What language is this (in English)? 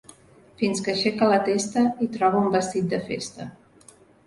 Catalan